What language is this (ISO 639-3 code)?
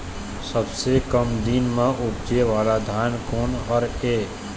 hne